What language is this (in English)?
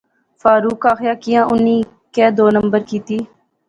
Pahari-Potwari